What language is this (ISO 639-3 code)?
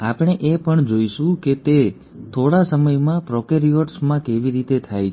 guj